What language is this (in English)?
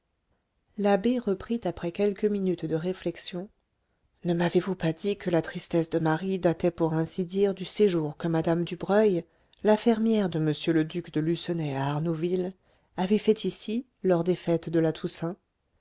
French